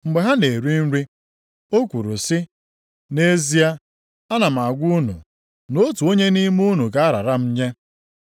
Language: Igbo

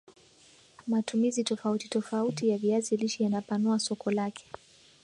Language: Swahili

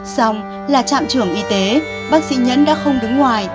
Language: Vietnamese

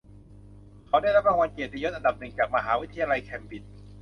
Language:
Thai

